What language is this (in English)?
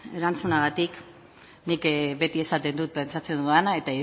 Basque